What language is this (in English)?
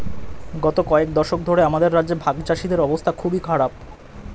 Bangla